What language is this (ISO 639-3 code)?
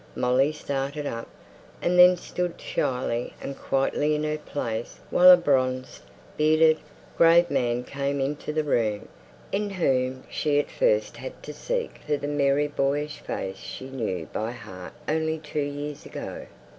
eng